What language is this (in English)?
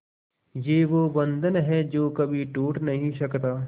Hindi